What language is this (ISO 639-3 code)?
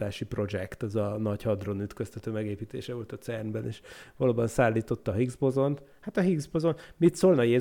hun